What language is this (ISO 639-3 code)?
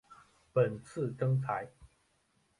zho